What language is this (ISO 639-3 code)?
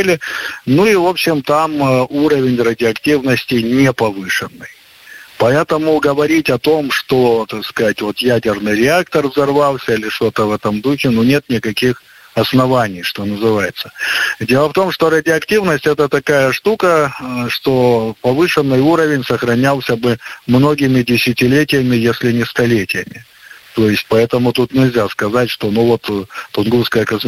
rus